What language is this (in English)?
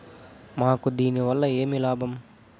Telugu